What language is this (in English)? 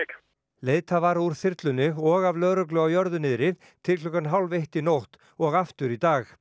Icelandic